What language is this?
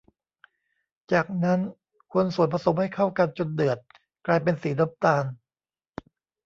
Thai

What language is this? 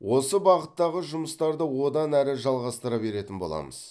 Kazakh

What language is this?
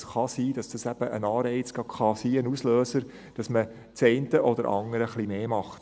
Swiss German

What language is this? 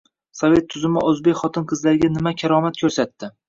Uzbek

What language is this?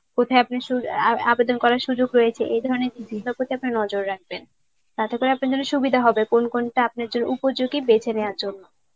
Bangla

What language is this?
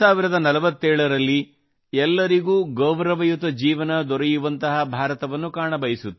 Kannada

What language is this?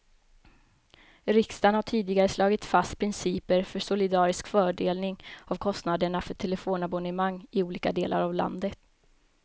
Swedish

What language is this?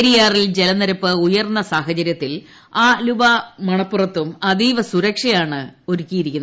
Malayalam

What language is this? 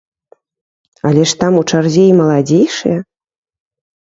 Belarusian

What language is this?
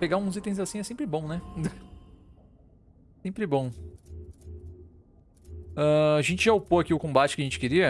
Portuguese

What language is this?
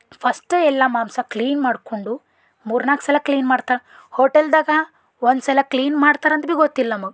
Kannada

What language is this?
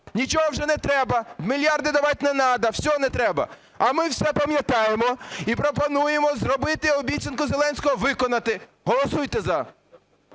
Ukrainian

